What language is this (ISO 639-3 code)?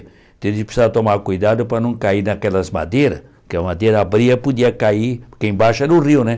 por